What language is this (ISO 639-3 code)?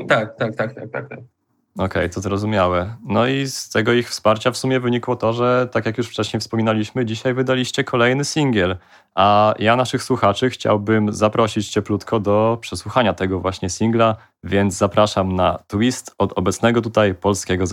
pol